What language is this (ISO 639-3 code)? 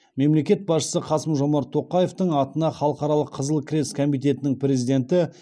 kaz